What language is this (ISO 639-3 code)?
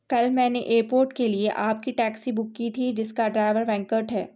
urd